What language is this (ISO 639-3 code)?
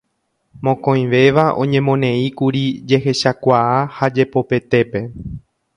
grn